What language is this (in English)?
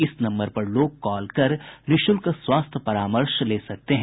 Hindi